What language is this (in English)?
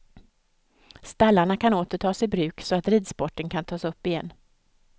Swedish